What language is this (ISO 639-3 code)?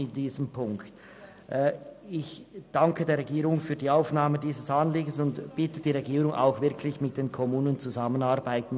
gsw